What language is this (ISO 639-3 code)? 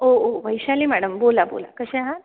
mar